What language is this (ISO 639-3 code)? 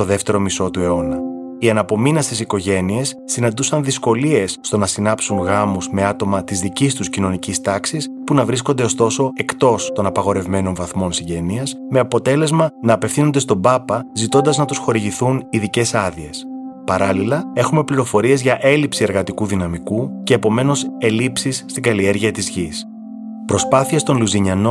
ell